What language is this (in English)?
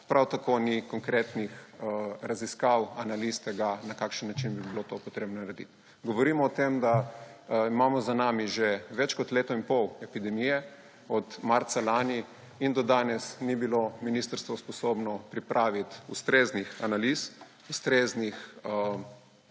Slovenian